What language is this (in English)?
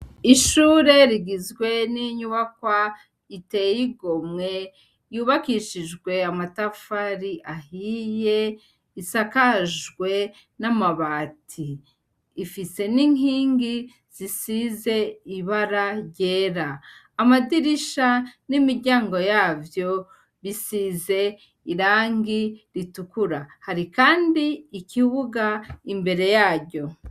Rundi